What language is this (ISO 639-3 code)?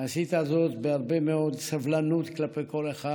heb